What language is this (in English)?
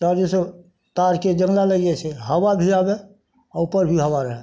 Maithili